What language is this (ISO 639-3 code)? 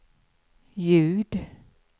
swe